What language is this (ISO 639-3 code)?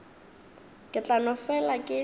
nso